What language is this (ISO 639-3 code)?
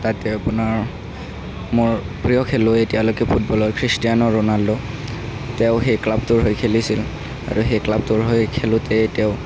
asm